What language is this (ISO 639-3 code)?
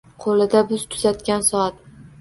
uzb